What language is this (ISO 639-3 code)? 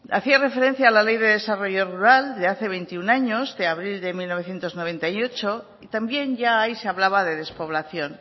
spa